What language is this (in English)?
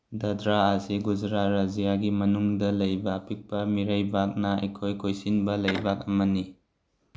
Manipuri